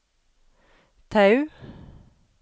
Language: Norwegian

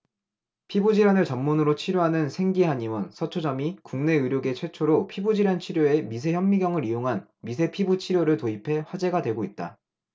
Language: Korean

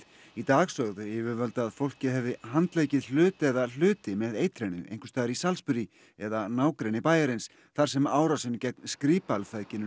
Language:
Icelandic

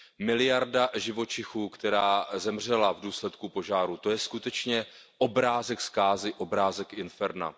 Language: Czech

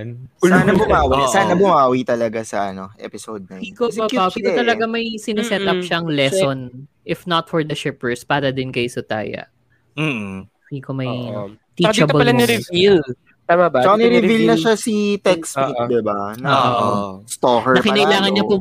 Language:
Filipino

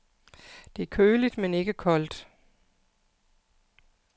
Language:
Danish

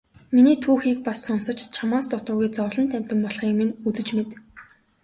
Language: Mongolian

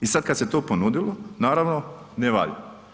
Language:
Croatian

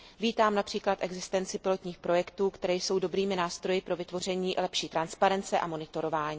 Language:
Czech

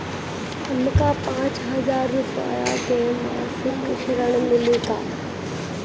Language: Bhojpuri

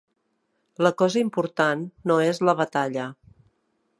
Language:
Catalan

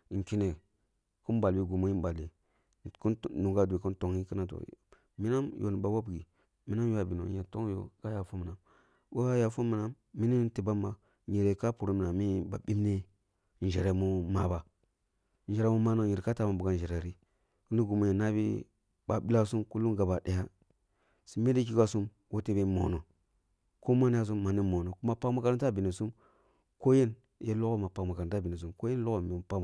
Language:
Kulung (Nigeria)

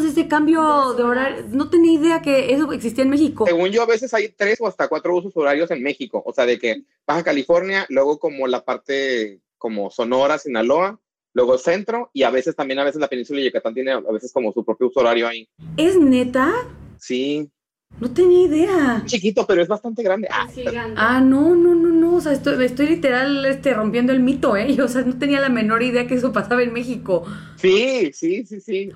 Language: Spanish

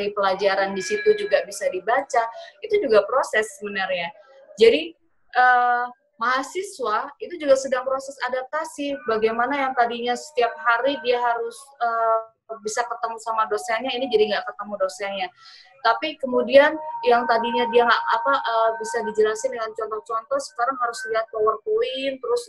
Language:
Indonesian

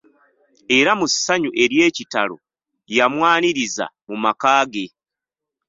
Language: Ganda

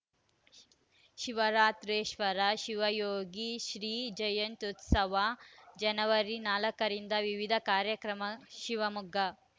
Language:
Kannada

